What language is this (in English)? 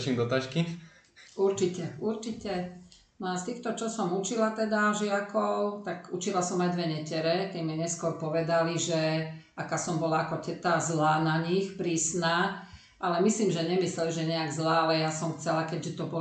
Slovak